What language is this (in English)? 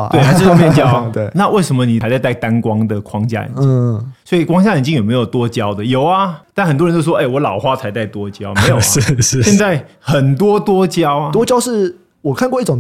Chinese